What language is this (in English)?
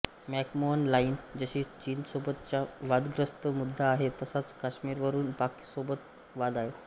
Marathi